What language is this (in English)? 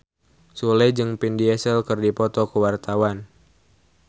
Sundanese